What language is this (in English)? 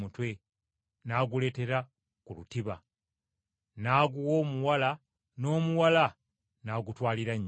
Ganda